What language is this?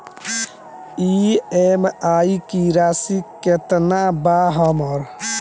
Bhojpuri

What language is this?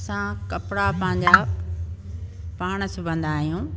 Sindhi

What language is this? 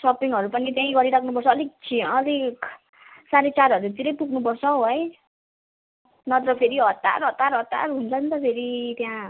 Nepali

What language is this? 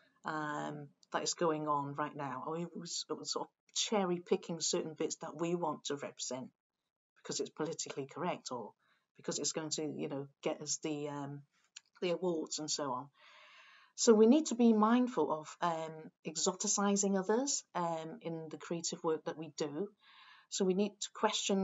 English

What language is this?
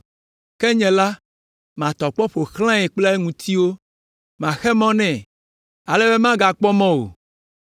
Ewe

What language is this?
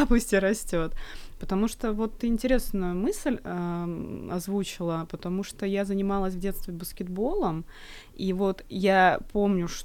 Russian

